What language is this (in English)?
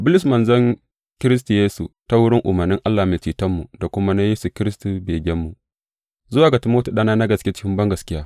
Hausa